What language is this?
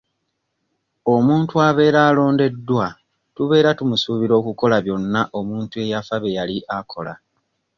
Ganda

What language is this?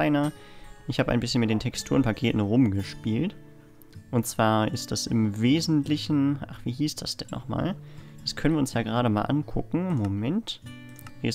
German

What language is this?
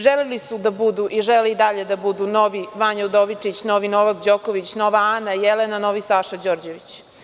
Serbian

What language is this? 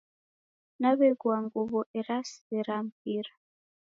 Taita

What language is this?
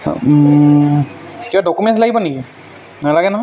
Assamese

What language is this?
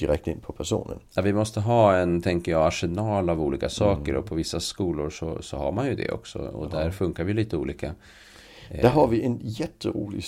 Swedish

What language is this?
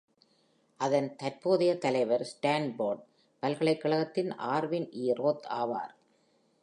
Tamil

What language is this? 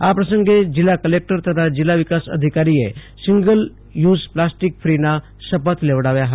Gujarati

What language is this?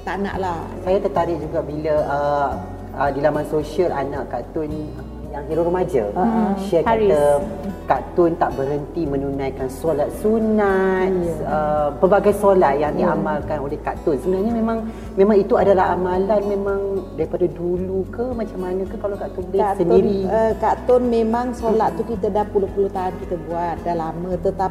Malay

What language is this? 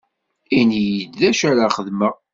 Kabyle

